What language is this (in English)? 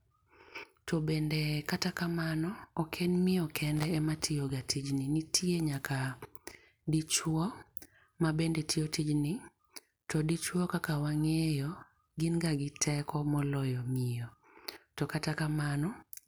Luo (Kenya and Tanzania)